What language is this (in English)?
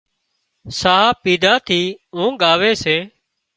Wadiyara Koli